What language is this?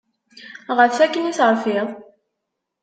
Kabyle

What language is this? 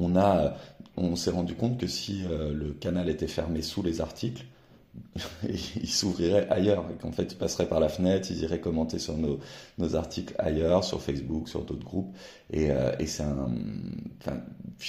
French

